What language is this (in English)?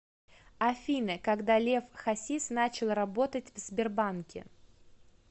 Russian